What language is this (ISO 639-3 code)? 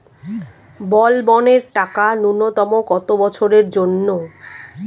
ben